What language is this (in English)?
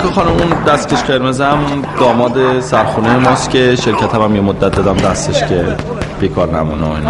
Persian